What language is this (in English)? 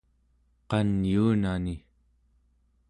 Central Yupik